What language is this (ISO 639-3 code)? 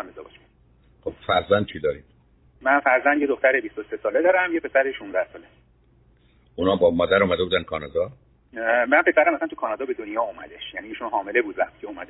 fas